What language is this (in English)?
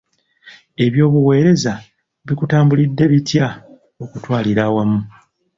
Ganda